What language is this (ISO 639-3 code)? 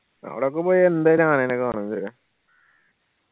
mal